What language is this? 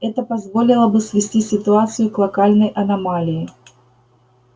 Russian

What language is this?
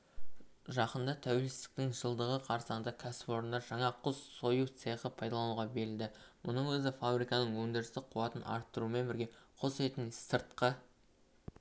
Kazakh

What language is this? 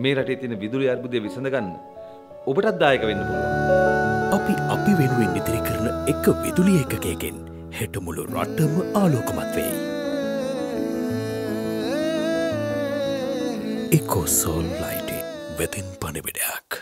Hindi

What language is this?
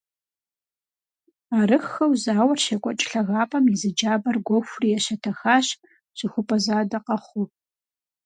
Kabardian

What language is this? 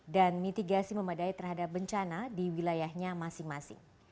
Indonesian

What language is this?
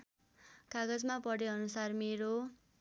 Nepali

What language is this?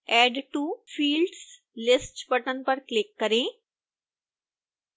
Hindi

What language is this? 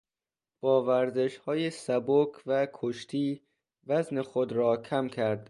Persian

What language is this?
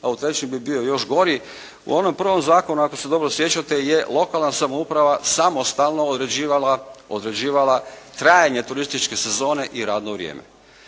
Croatian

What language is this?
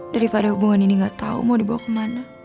Indonesian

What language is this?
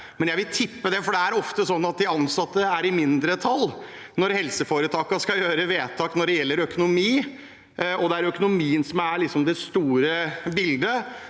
Norwegian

